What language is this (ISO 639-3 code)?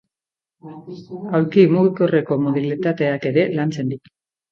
eus